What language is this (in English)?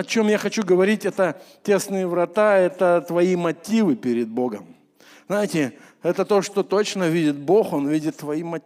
Russian